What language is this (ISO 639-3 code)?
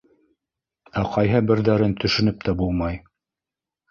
bak